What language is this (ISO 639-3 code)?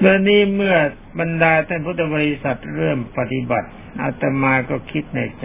tha